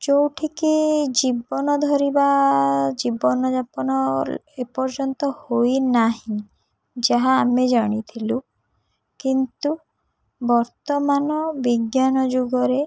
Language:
Odia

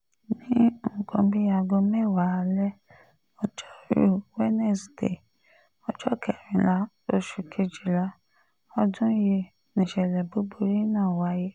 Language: Yoruba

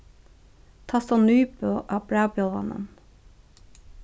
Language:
Faroese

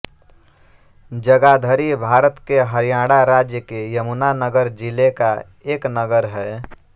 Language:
Hindi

